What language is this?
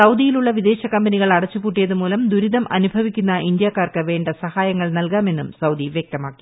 Malayalam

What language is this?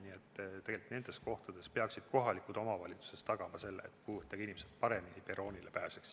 Estonian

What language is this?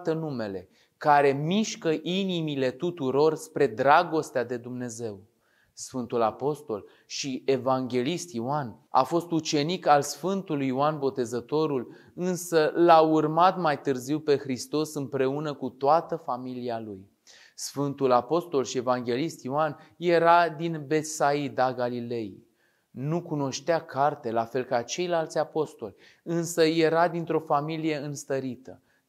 Romanian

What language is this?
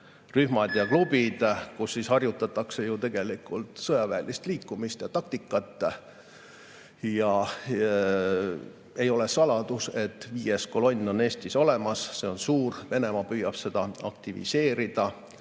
Estonian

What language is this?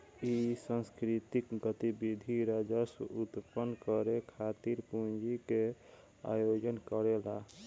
Bhojpuri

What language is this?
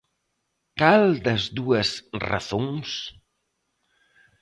Galician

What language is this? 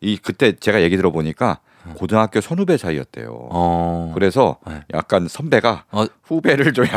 Korean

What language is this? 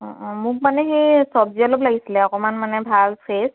Assamese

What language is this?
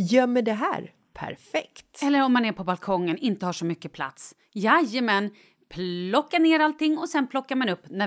Swedish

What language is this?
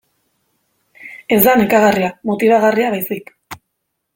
Basque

